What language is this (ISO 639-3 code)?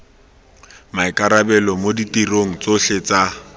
tsn